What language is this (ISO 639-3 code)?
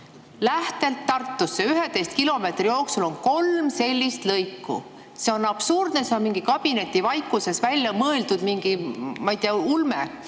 est